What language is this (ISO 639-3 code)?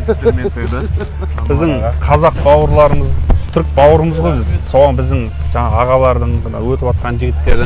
tur